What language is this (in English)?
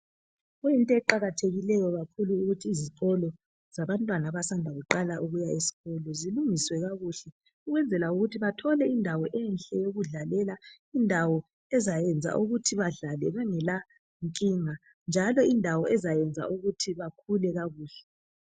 North Ndebele